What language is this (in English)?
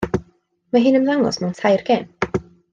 Welsh